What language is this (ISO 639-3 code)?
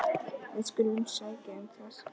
isl